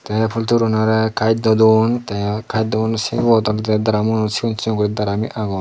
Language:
Chakma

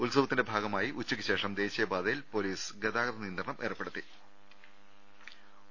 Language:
Malayalam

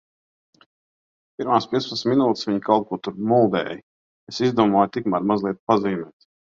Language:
Latvian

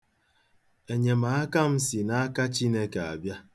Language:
Igbo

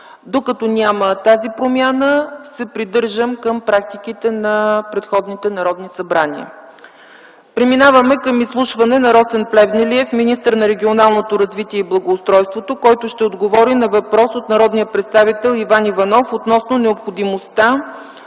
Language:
Bulgarian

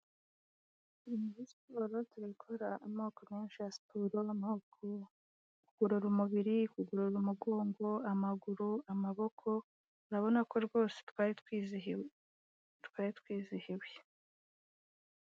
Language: Kinyarwanda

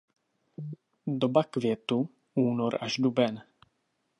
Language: Czech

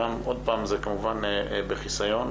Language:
Hebrew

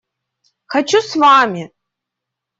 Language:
Russian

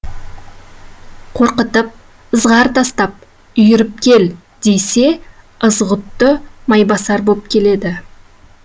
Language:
Kazakh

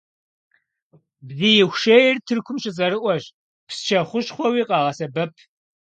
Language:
Kabardian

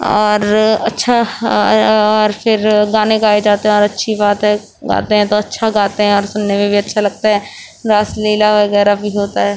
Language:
Urdu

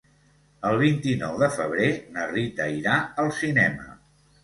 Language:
Catalan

